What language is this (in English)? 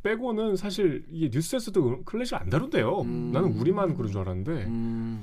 Korean